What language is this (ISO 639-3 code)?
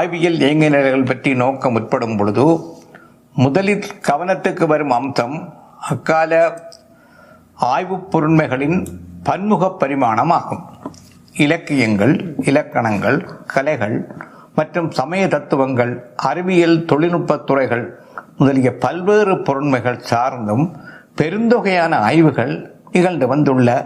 tam